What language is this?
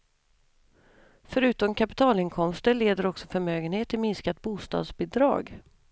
Swedish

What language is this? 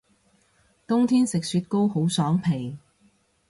Cantonese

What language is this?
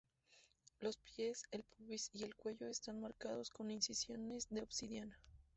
Spanish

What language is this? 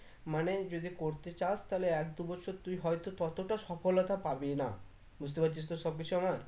Bangla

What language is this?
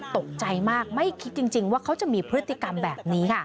Thai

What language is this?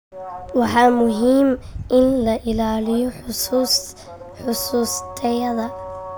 Somali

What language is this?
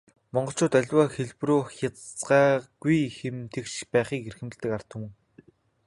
Mongolian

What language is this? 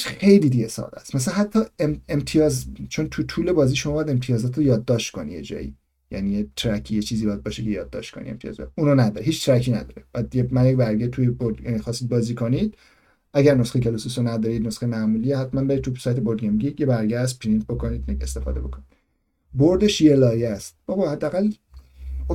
Persian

